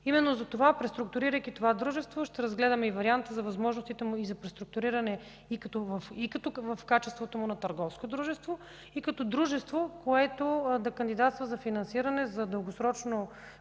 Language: Bulgarian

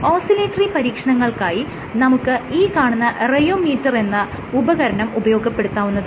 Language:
Malayalam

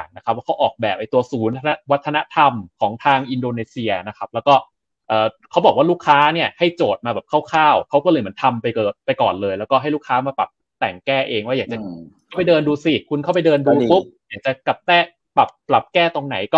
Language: Thai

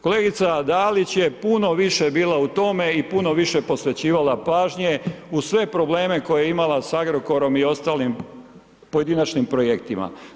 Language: Croatian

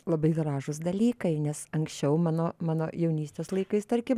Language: Lithuanian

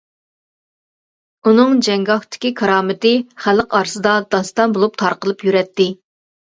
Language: Uyghur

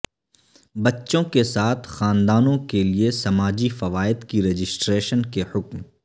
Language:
Urdu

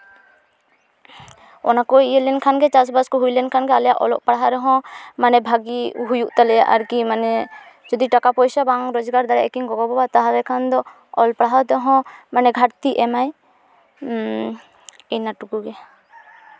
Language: Santali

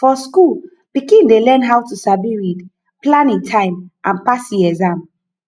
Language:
Nigerian Pidgin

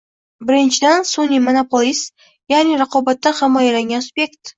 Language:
Uzbek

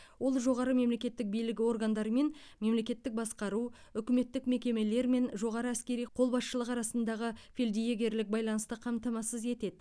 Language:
Kazakh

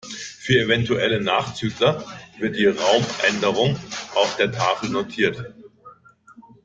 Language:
German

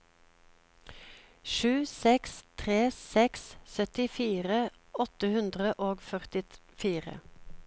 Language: Norwegian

